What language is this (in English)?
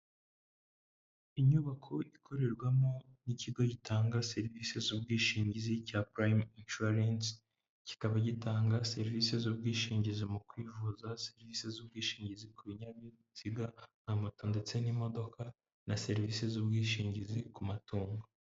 Kinyarwanda